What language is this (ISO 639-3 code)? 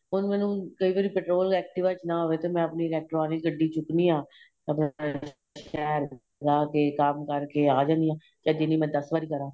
pan